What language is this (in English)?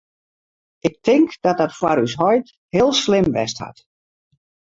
Western Frisian